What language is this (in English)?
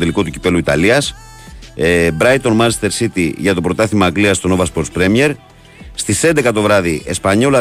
Greek